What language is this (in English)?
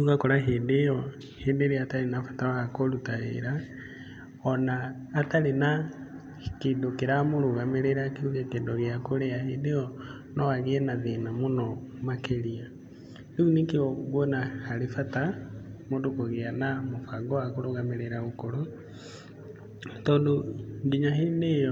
Kikuyu